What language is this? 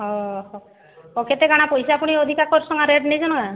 Odia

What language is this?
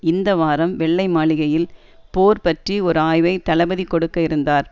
Tamil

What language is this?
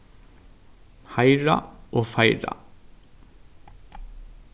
Faroese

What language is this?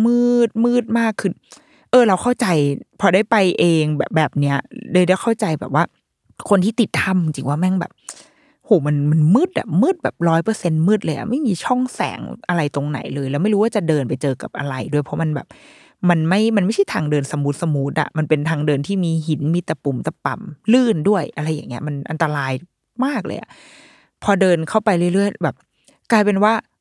Thai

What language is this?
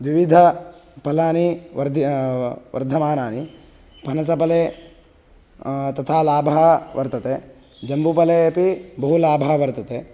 Sanskrit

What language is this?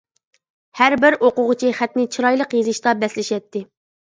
Uyghur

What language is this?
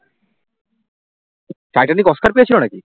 Bangla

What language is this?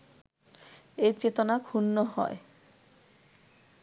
Bangla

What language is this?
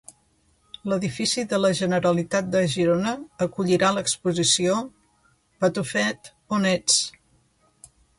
Catalan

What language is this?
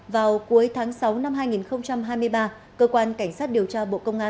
Vietnamese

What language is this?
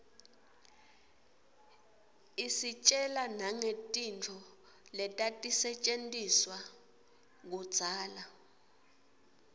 Swati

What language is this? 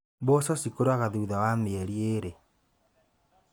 Kikuyu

